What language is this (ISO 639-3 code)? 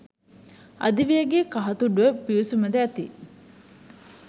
sin